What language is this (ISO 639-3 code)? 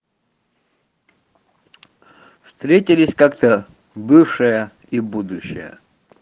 rus